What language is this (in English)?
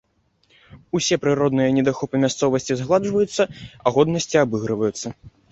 Belarusian